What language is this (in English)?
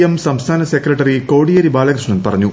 Malayalam